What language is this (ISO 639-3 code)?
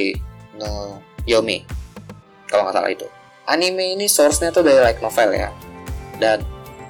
ind